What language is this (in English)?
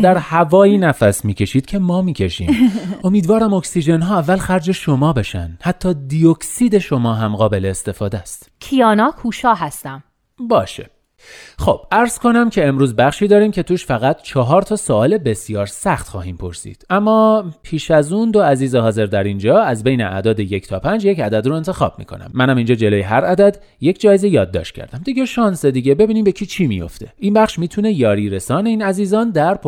Persian